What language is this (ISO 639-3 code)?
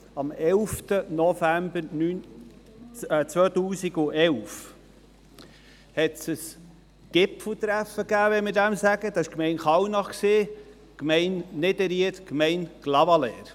gsw